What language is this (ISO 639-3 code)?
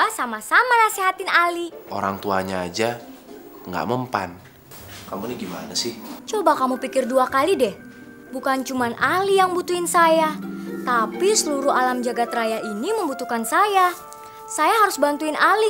ind